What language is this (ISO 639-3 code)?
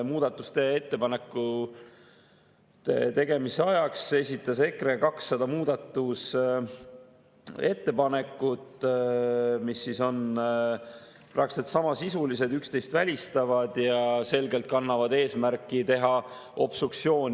est